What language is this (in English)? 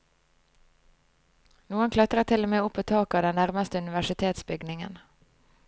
Norwegian